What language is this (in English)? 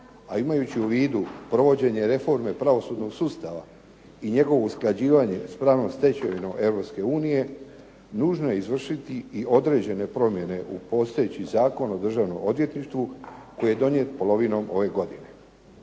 Croatian